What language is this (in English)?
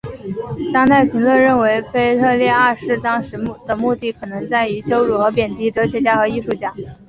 Chinese